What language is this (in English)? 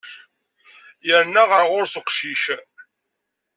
Kabyle